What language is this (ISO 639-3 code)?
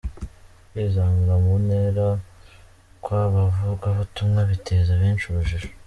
kin